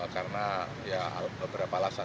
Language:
Indonesian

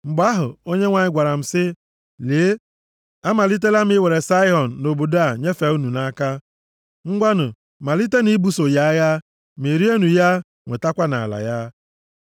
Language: Igbo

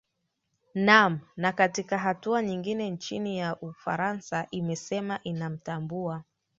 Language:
Swahili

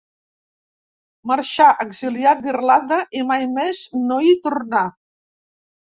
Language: Catalan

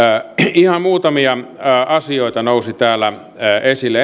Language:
Finnish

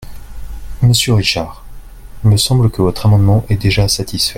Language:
French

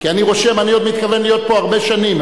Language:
Hebrew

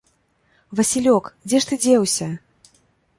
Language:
Belarusian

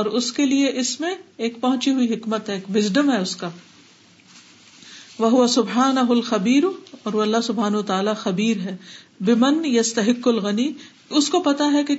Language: Urdu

